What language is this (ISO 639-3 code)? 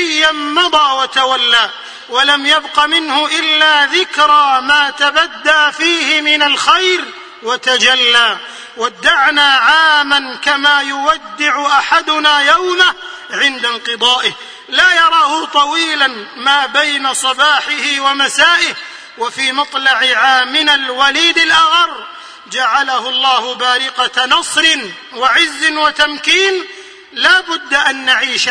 ara